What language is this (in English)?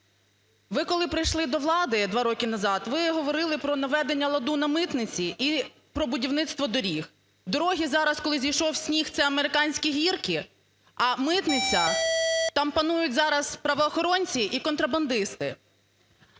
Ukrainian